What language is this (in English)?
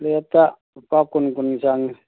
Manipuri